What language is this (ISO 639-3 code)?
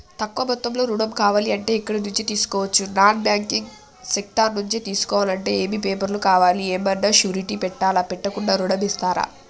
tel